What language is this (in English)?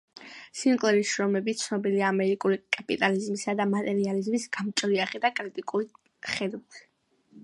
Georgian